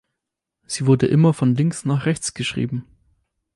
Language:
German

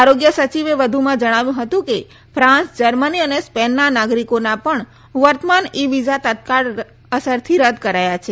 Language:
Gujarati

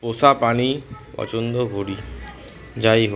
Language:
Bangla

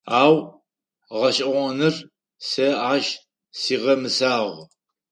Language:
Adyghe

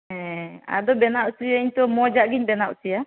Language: Santali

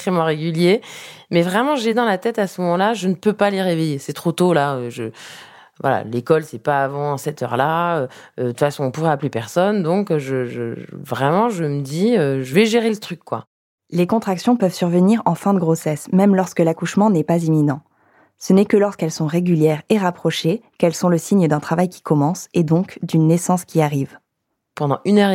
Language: French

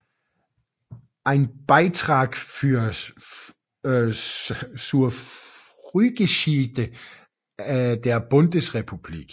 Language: Danish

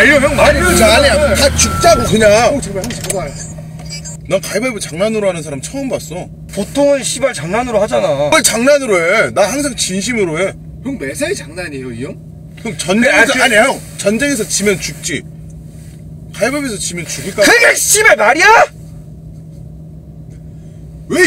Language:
Korean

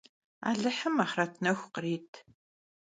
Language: Kabardian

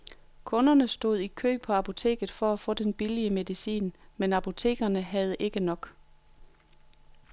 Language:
Danish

